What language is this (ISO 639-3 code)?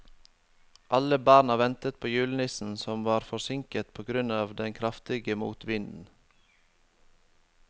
nor